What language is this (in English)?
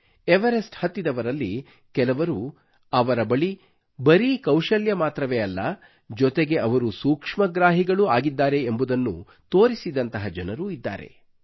Kannada